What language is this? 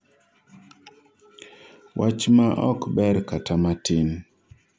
Luo (Kenya and Tanzania)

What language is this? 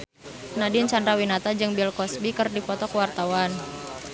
Sundanese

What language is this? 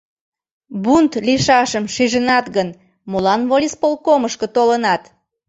Mari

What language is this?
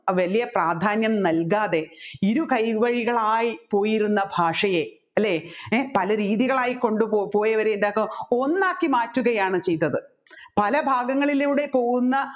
Malayalam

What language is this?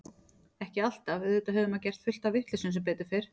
Icelandic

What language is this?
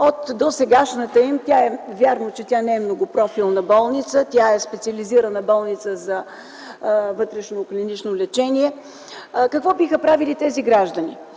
Bulgarian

